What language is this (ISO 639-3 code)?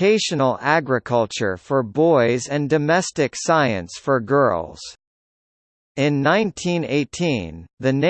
eng